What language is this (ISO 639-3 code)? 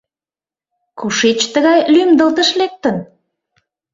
chm